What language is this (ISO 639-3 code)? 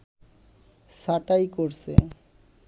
ben